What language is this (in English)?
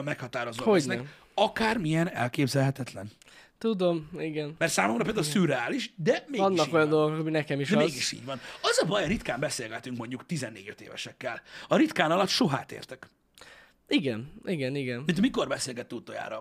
Hungarian